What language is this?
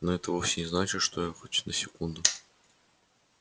Russian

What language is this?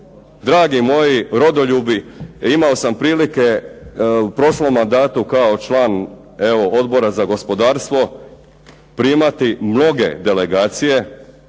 Croatian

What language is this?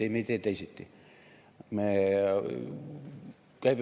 Estonian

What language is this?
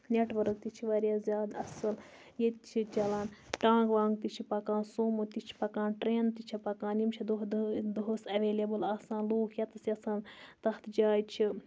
Kashmiri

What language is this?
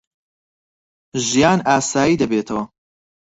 Central Kurdish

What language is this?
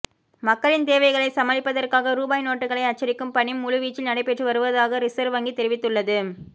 Tamil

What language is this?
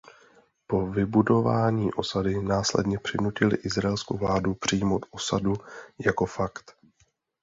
Czech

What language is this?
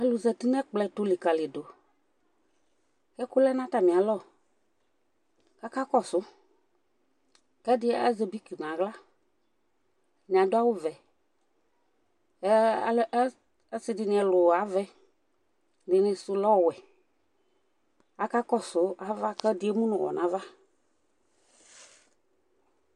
Ikposo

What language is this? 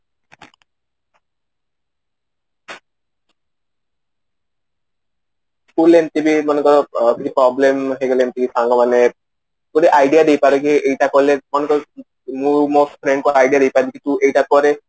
Odia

